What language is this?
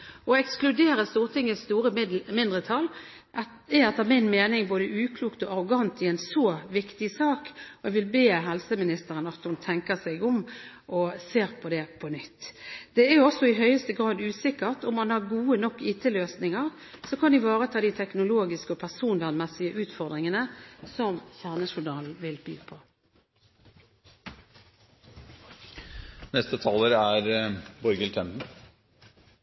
Norwegian Bokmål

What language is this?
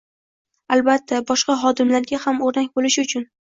Uzbek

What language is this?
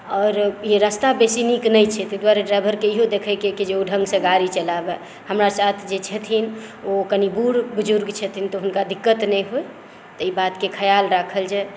Maithili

